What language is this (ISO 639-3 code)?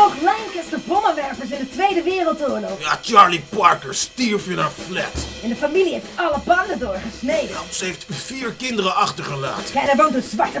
nld